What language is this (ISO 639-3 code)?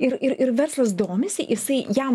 lit